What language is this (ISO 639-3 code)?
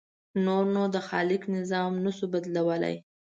pus